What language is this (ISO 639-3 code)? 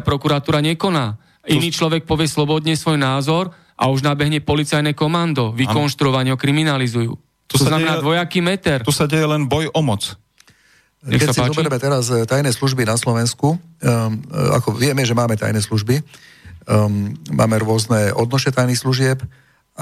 slk